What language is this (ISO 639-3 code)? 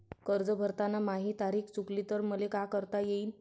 mar